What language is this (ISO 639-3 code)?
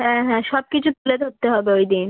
ben